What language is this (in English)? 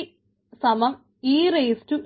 Malayalam